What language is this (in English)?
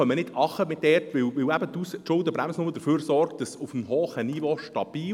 Swiss German